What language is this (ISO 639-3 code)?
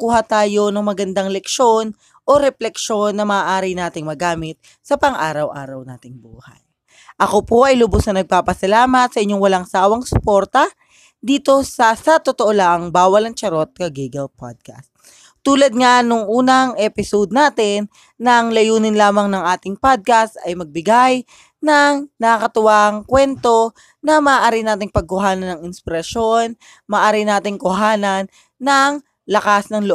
fil